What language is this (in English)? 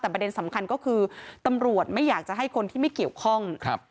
Thai